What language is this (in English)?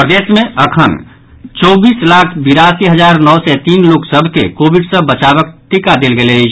Maithili